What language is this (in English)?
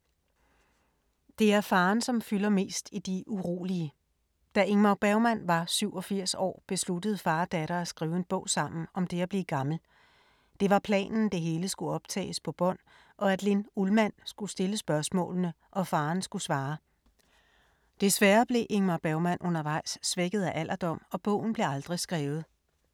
Danish